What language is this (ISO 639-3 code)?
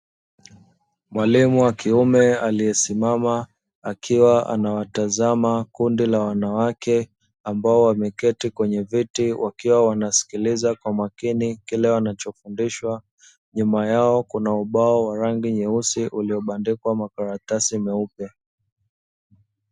swa